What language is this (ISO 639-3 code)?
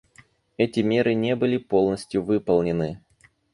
rus